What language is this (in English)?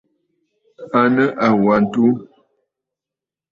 Bafut